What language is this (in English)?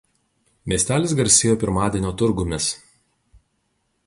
Lithuanian